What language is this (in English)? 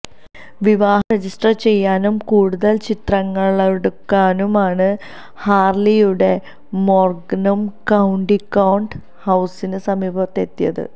Malayalam